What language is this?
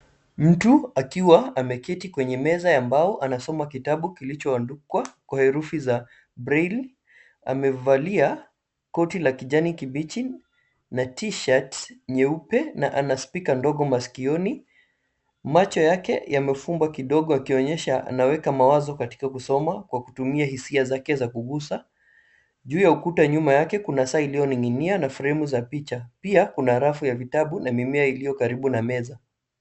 Swahili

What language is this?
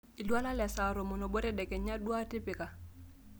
Masai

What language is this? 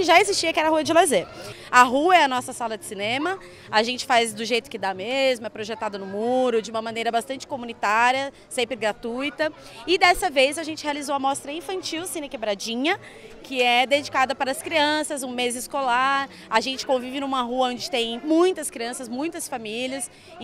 Portuguese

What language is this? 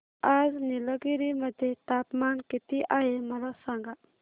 Marathi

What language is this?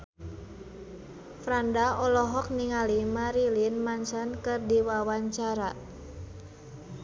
Sundanese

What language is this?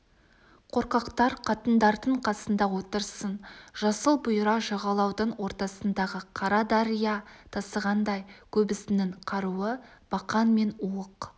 Kazakh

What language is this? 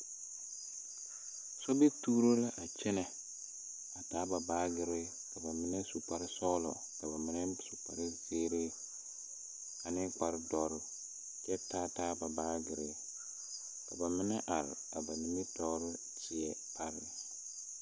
Southern Dagaare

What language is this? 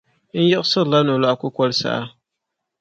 Dagbani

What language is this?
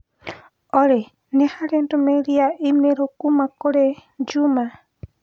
Kikuyu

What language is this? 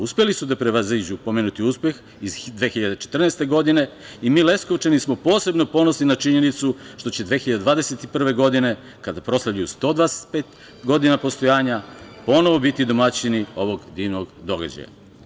Serbian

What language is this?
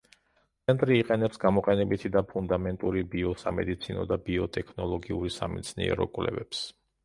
Georgian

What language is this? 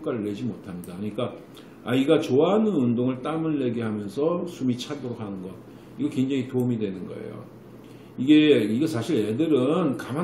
Korean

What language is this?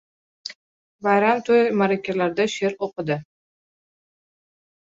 Uzbek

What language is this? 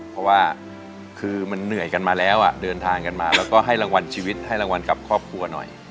Thai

